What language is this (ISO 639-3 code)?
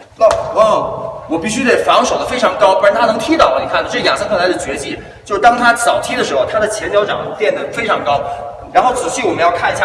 zho